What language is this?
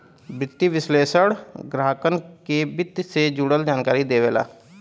Bhojpuri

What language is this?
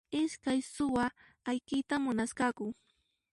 Puno Quechua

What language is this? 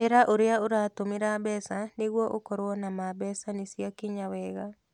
Kikuyu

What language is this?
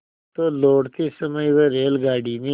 Hindi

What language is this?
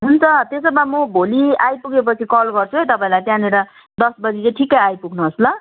Nepali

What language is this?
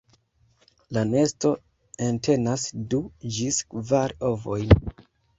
Esperanto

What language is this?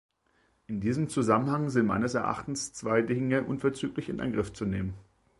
German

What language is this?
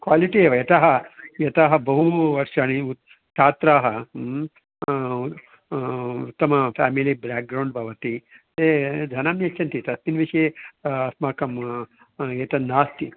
Sanskrit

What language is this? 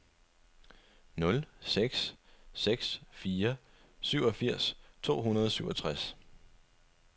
Danish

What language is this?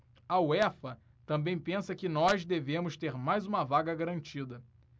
Portuguese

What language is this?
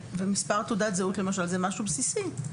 Hebrew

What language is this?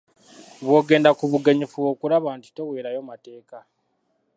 Ganda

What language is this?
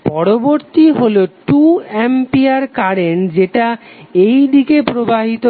Bangla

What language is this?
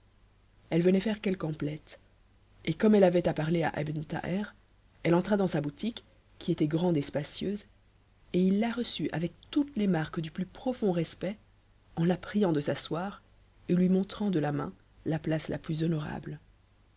French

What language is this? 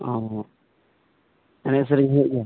Santali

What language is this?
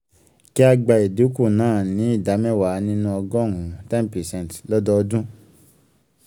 Yoruba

